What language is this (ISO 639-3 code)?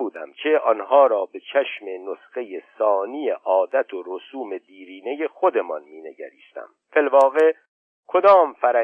fas